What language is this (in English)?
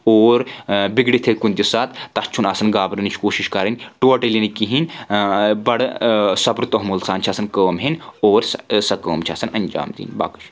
Kashmiri